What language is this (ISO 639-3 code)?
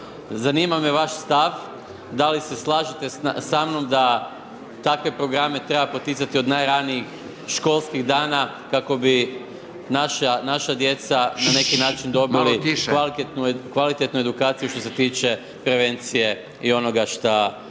hrv